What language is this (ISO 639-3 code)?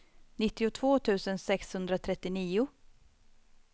swe